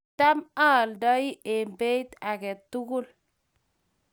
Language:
Kalenjin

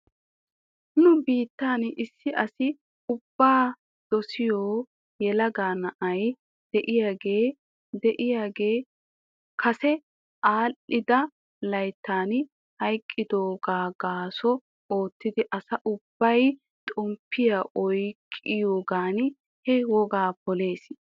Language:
Wolaytta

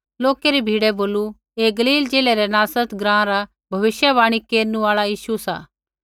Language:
Kullu Pahari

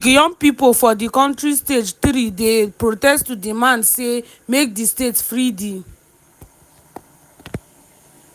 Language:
Nigerian Pidgin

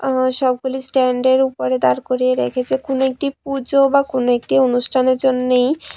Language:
Bangla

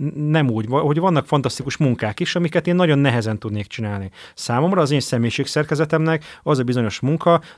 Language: Hungarian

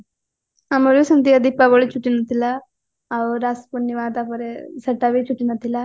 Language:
Odia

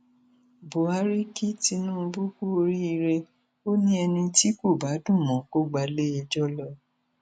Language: Yoruba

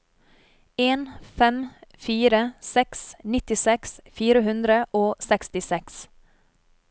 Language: Norwegian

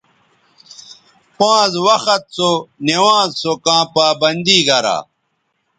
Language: Bateri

